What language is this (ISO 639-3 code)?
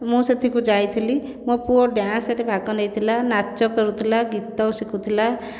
ori